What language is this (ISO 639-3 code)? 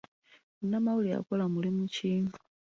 lug